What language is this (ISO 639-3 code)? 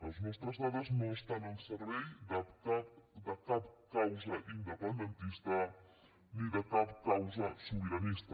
cat